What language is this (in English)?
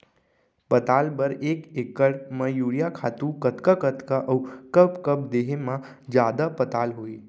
Chhattisgarhi